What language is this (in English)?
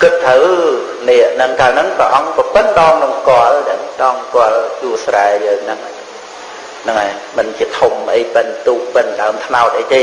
Khmer